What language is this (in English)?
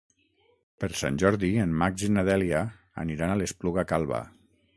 Catalan